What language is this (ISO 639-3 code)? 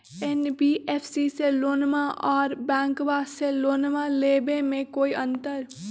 mag